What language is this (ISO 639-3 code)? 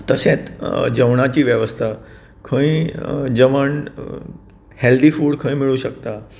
kok